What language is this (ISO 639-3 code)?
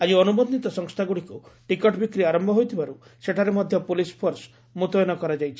ori